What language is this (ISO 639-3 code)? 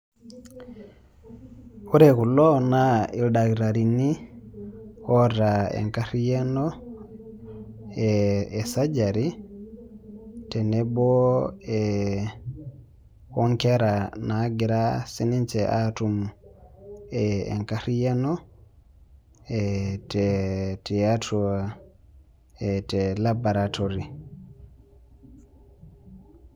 mas